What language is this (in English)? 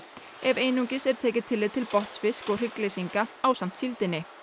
Icelandic